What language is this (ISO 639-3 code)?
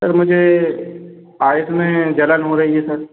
hin